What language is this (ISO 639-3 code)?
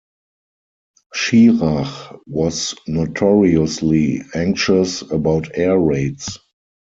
eng